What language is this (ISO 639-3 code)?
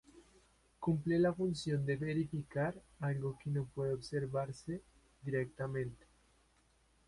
spa